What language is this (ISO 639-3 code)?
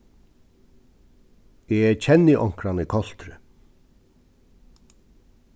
fao